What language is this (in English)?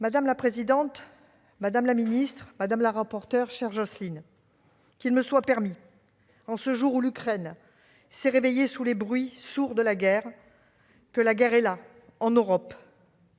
French